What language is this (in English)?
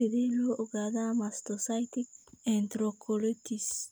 Somali